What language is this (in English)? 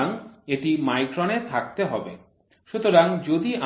Bangla